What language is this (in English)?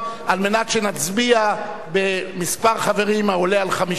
Hebrew